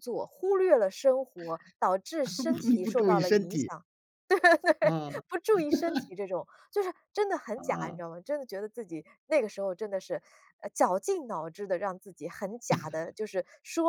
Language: Chinese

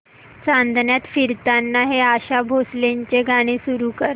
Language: Marathi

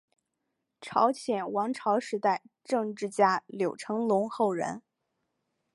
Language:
Chinese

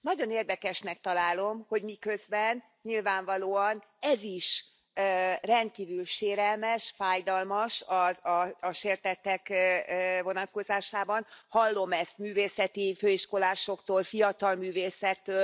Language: Hungarian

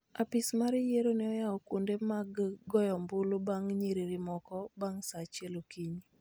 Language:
Luo (Kenya and Tanzania)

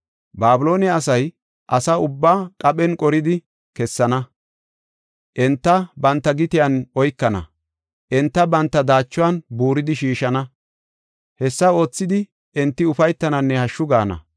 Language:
Gofa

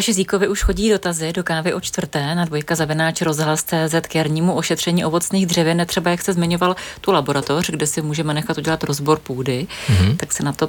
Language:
Czech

